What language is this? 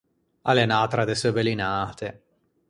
Ligurian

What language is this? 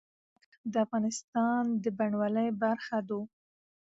Pashto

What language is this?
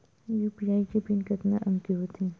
Chhattisgarhi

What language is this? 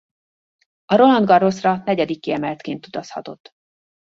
Hungarian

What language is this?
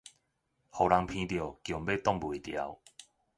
Min Nan Chinese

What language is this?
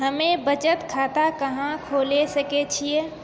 Maithili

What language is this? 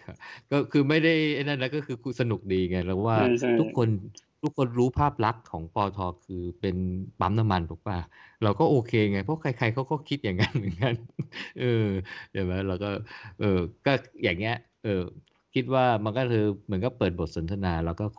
Thai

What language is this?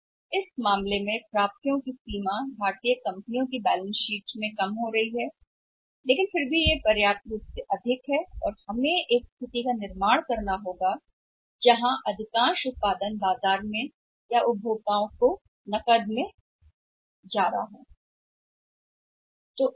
Hindi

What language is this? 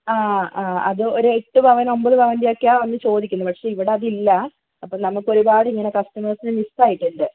Malayalam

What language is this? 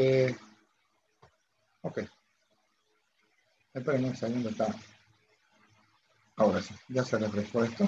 Spanish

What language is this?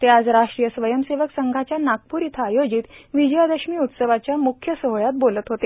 Marathi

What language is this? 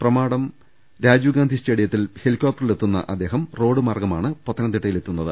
Malayalam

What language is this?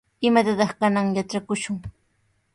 Sihuas Ancash Quechua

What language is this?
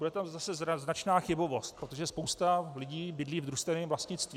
Czech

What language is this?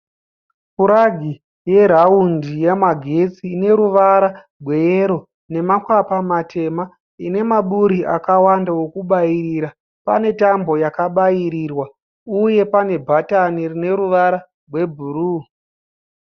Shona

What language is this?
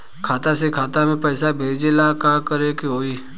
Bhojpuri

